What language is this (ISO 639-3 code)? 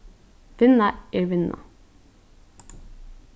fao